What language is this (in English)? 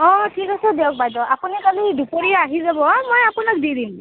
Assamese